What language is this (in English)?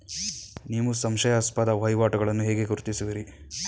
Kannada